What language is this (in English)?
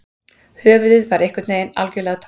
Icelandic